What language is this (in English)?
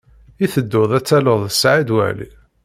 Kabyle